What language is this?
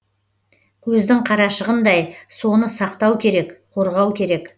Kazakh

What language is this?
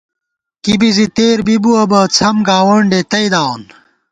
Gawar-Bati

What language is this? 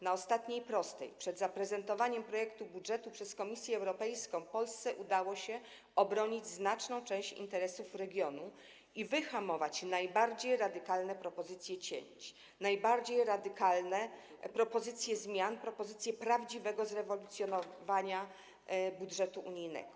Polish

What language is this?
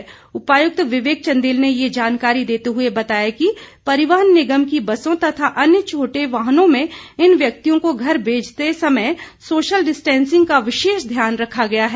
Hindi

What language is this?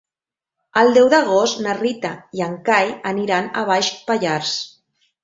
Catalan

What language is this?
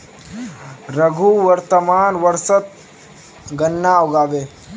Magahi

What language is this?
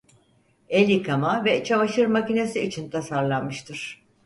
Turkish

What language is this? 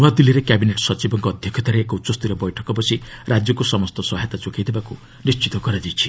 Odia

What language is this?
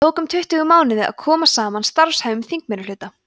Icelandic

